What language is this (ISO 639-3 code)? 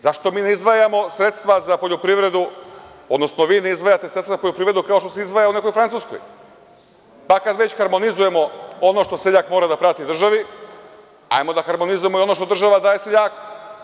srp